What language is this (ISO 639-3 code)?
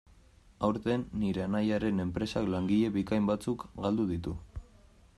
eus